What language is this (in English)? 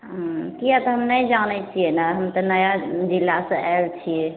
Maithili